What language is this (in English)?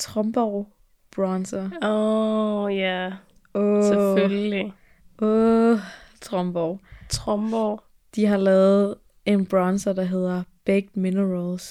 Danish